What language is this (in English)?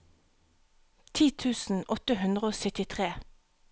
Norwegian